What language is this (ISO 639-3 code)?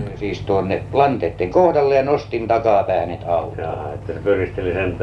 swe